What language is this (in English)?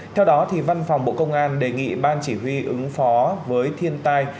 Vietnamese